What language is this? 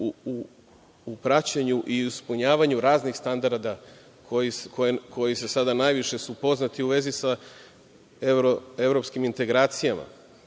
Serbian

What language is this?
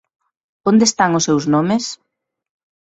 Galician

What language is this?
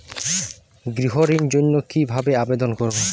Bangla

